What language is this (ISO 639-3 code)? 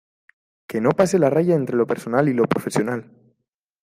spa